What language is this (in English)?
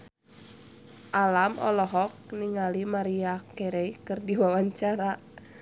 Sundanese